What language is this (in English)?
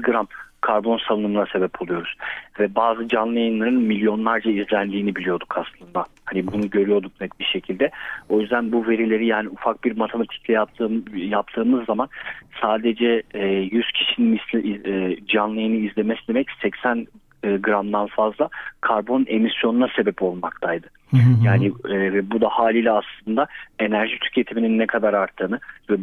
Turkish